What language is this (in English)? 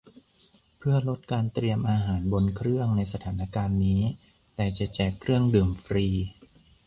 Thai